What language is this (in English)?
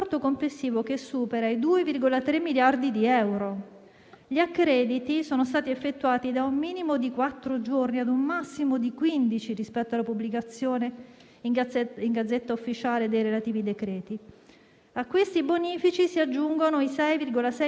Italian